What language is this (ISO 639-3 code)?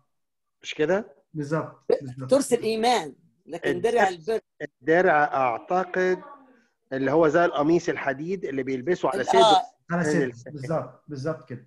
ara